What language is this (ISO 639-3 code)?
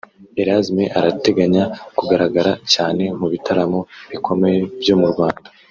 kin